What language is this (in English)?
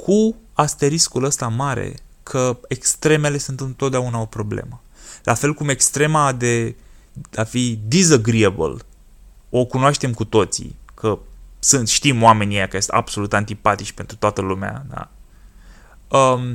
Romanian